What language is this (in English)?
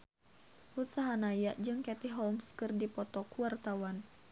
Sundanese